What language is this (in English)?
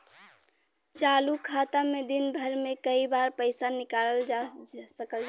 Bhojpuri